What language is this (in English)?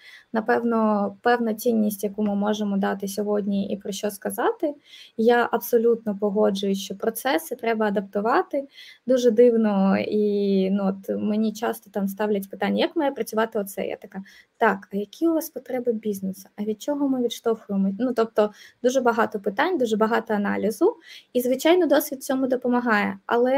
Ukrainian